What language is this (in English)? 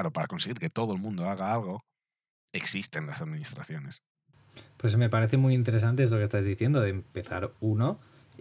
Spanish